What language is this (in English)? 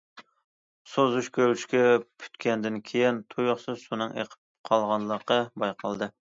Uyghur